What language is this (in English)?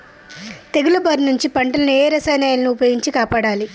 Telugu